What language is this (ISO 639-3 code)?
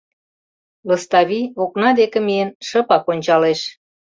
chm